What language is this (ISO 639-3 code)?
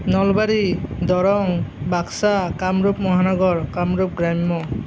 asm